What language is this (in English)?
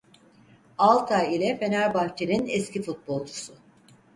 Turkish